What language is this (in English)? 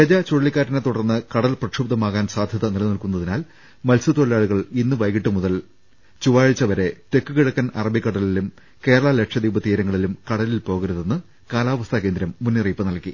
Malayalam